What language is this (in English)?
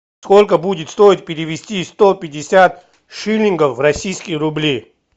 Russian